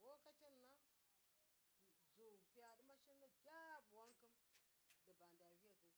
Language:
Miya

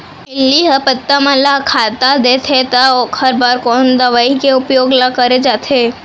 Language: Chhattisgarhi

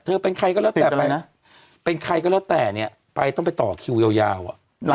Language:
Thai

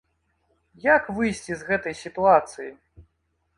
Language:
Belarusian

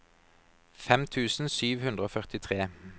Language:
Norwegian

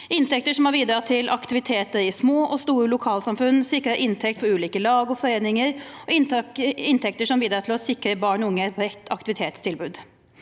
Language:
Norwegian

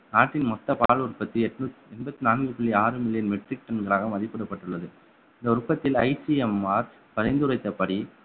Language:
Tamil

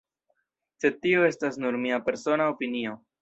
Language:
Esperanto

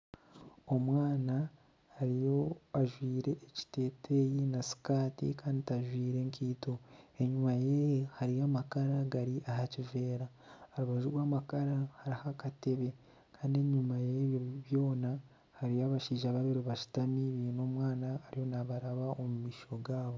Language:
Nyankole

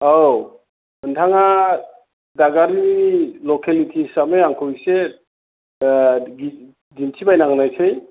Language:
Bodo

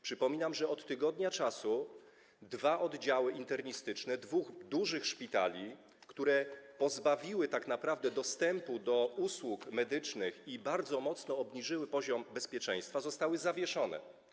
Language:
Polish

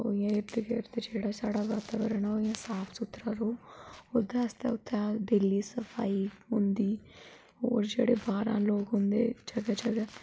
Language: Dogri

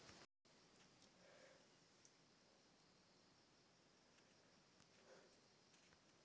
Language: Maithili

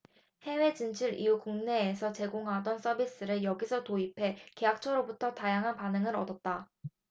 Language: Korean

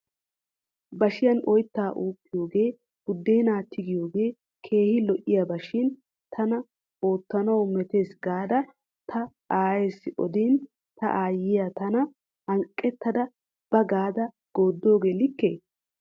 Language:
Wolaytta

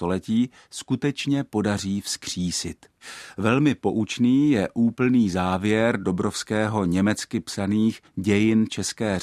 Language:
Czech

